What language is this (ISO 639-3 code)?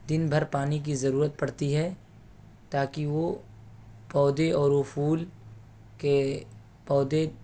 urd